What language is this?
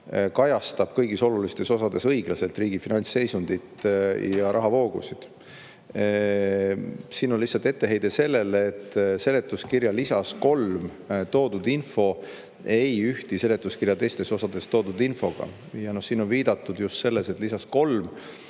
Estonian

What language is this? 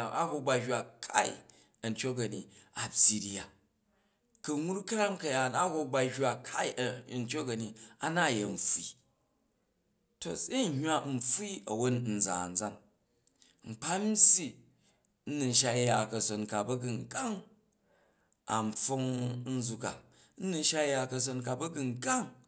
Jju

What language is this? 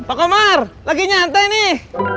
Indonesian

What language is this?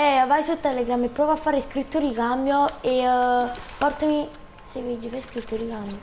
Italian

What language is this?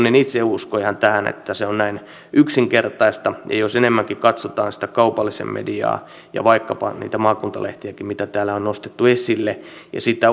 Finnish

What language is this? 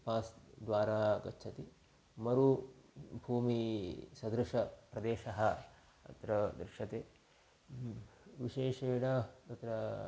Sanskrit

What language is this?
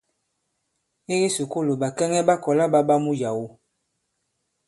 Bankon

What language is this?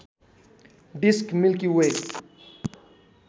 Nepali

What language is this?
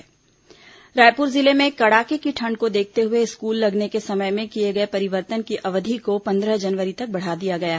Hindi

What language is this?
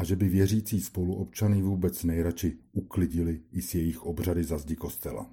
Czech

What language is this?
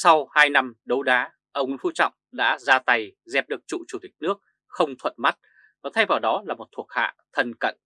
Vietnamese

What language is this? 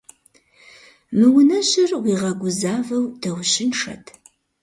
Kabardian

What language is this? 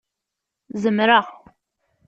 Kabyle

